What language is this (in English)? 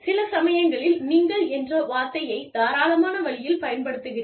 Tamil